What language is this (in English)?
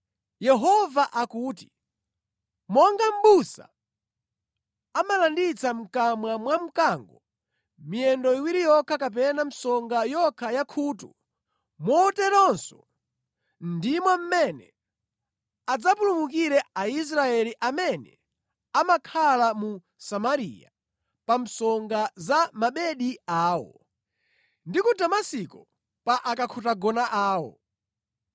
Nyanja